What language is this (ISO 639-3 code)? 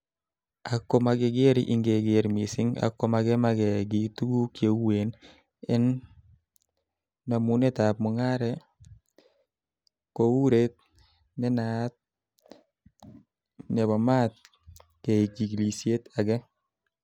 kln